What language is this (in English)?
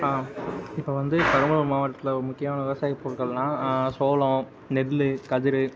Tamil